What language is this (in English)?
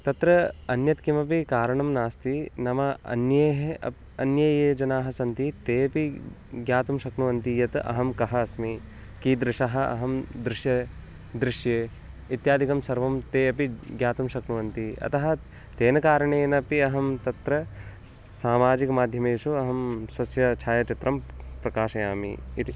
Sanskrit